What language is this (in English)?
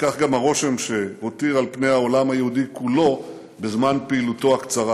Hebrew